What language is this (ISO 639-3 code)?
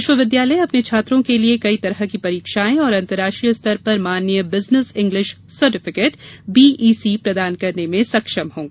hin